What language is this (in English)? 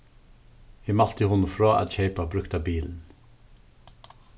Faroese